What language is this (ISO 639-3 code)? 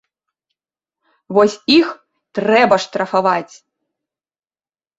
bel